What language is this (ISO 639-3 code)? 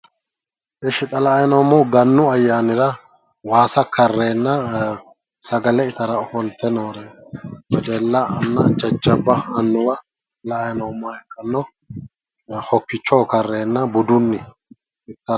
sid